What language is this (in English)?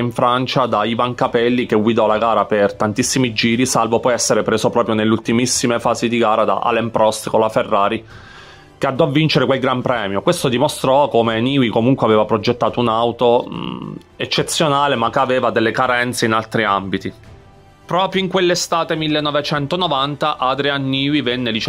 Italian